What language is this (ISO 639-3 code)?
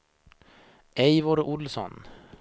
swe